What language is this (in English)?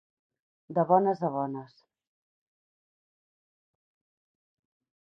Catalan